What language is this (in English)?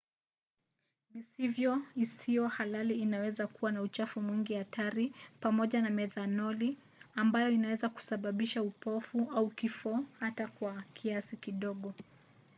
Swahili